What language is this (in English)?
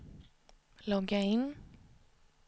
Swedish